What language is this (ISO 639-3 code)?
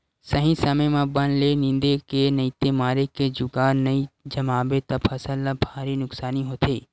hne